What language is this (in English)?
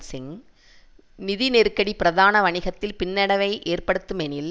Tamil